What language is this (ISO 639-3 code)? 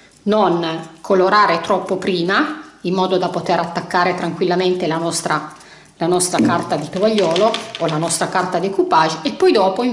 ita